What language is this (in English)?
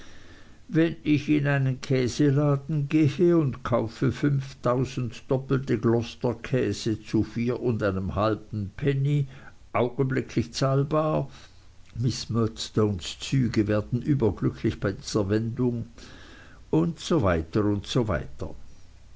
German